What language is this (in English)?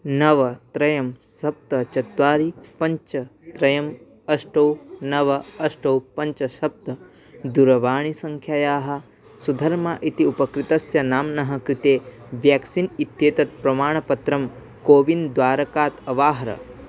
Sanskrit